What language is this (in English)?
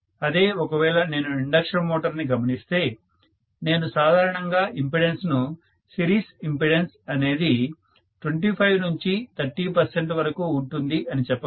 Telugu